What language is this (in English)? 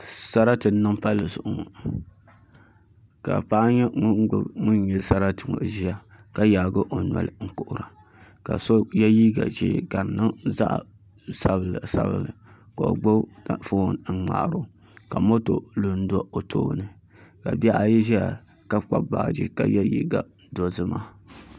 Dagbani